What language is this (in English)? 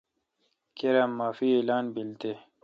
Kalkoti